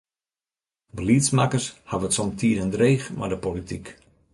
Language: Western Frisian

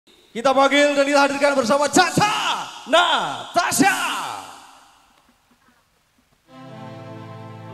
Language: Indonesian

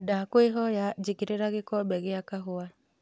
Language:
Kikuyu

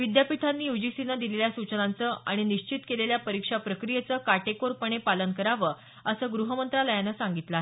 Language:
Marathi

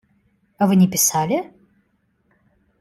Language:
Russian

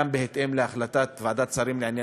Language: Hebrew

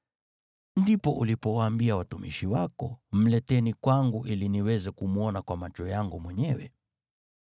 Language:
Swahili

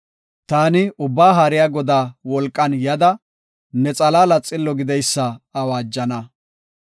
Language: Gofa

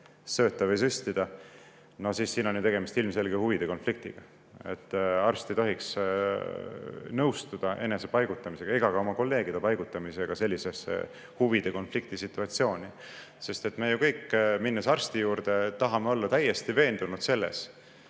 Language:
Estonian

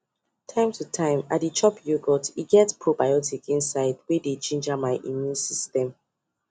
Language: Nigerian Pidgin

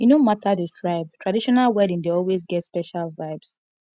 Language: Nigerian Pidgin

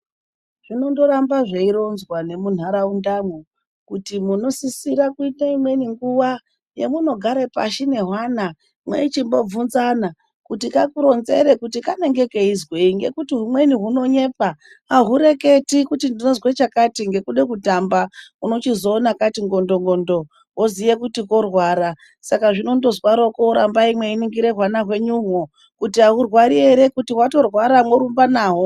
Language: Ndau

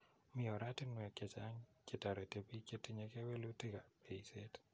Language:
Kalenjin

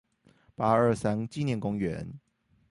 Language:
Chinese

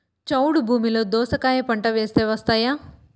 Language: Telugu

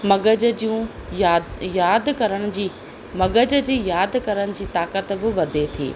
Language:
Sindhi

